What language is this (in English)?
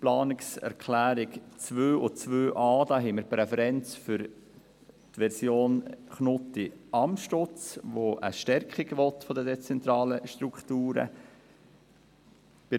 Swiss German